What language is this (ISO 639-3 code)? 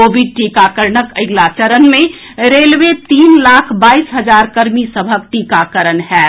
mai